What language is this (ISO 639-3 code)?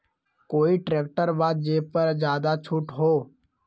mag